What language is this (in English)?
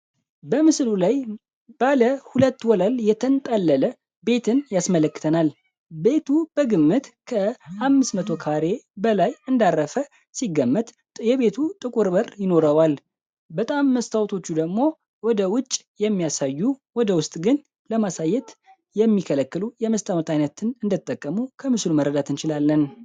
Amharic